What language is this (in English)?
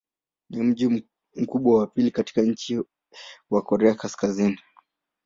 Swahili